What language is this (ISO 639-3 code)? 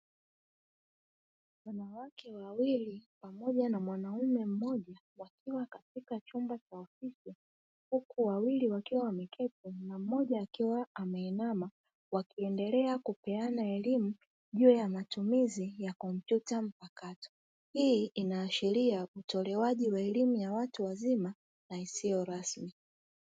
swa